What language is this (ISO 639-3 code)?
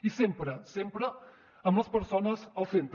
cat